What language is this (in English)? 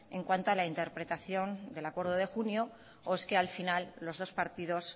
Spanish